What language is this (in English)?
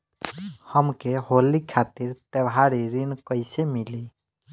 Bhojpuri